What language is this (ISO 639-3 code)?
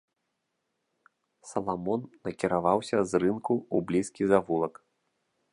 bel